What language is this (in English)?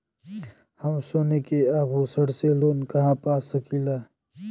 Bhojpuri